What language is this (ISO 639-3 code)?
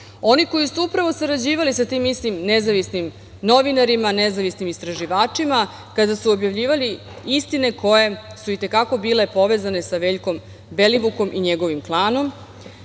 srp